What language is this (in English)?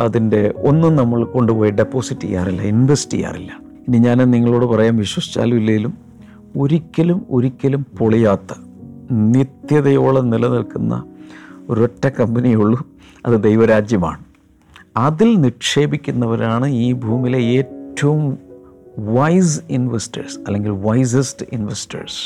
Malayalam